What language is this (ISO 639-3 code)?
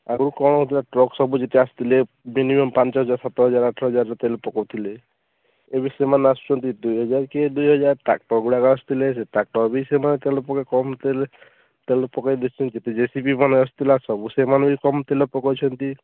ori